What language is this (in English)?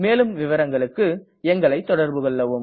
Tamil